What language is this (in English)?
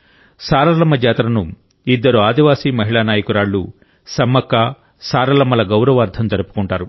Telugu